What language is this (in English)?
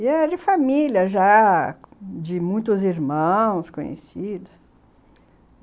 Portuguese